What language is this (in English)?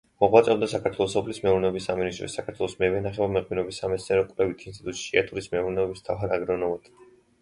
Georgian